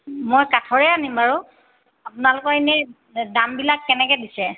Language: Assamese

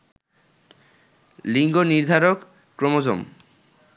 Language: Bangla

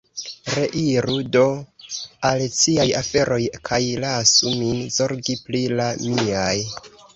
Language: Esperanto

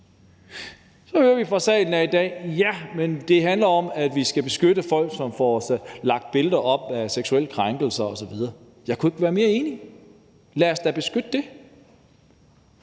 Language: Danish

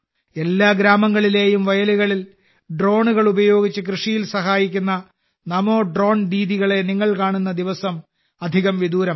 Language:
Malayalam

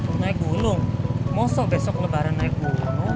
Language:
Indonesian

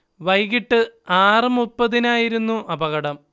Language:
Malayalam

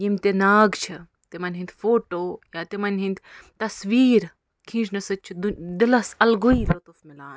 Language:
Kashmiri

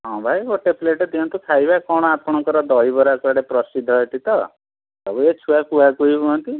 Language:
Odia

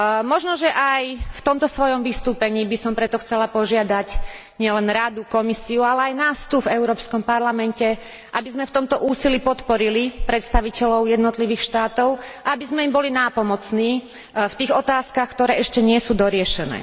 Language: Slovak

